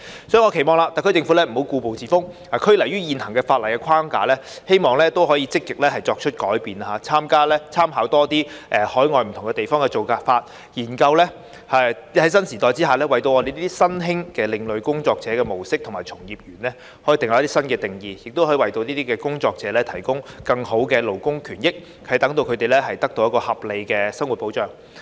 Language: Cantonese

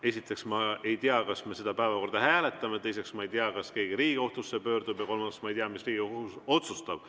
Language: Estonian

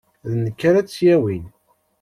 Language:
Kabyle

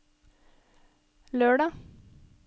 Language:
Norwegian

